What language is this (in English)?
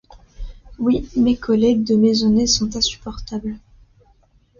French